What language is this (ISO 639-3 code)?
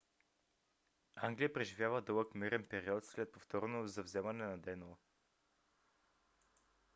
bul